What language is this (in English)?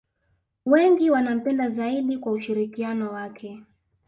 Swahili